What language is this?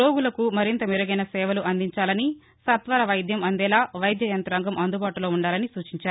Telugu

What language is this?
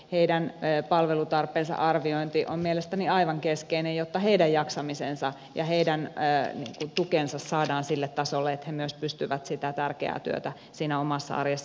Finnish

